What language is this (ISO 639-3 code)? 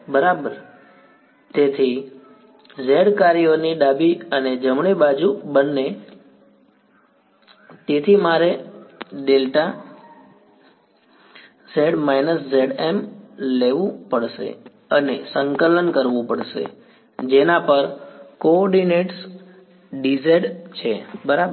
guj